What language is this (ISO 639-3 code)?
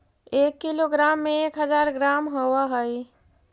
mag